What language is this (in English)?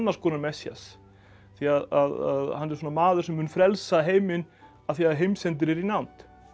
Icelandic